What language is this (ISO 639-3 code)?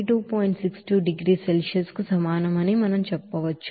tel